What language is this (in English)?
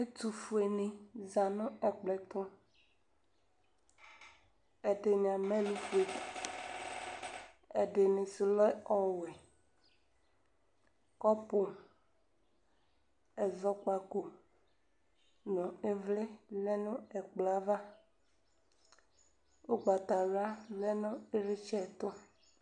Ikposo